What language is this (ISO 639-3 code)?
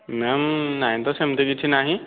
ori